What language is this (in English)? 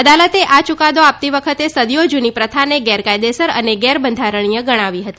Gujarati